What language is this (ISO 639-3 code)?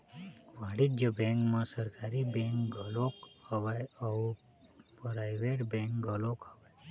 hne